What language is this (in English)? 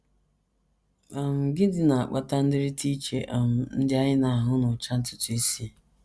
Igbo